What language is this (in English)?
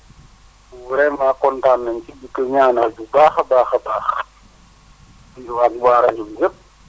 Wolof